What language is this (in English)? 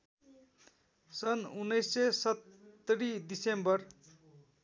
Nepali